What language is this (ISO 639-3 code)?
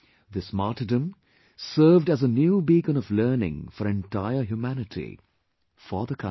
eng